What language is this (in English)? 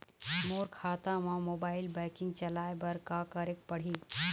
Chhattisgarhi